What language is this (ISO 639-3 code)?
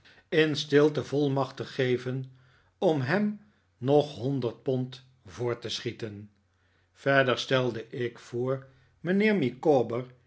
nld